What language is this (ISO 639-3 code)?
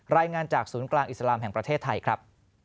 tha